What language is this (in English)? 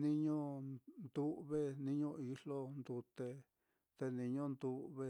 Mitlatongo Mixtec